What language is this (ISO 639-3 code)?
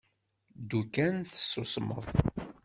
kab